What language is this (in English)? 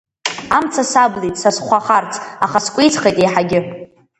Abkhazian